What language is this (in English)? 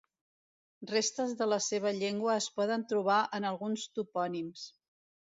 Catalan